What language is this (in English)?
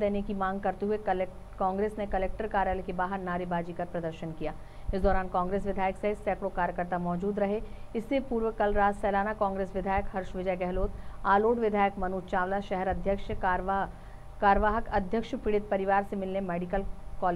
Hindi